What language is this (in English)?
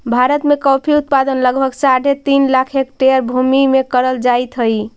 Magahi